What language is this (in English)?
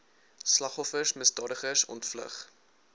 Afrikaans